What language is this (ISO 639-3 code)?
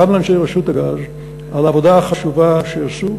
heb